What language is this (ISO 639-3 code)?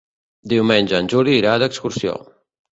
cat